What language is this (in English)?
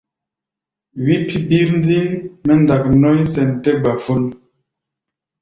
Gbaya